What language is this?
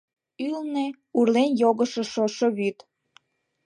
Mari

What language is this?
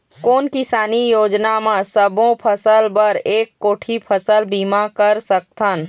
Chhattisgarhi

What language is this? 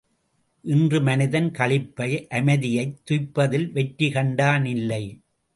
Tamil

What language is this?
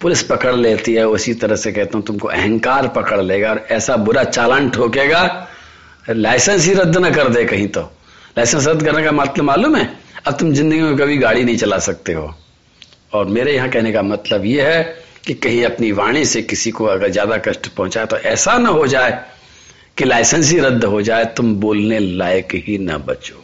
Hindi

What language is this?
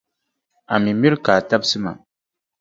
Dagbani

